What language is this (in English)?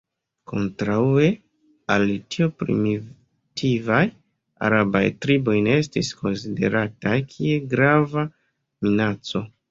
Esperanto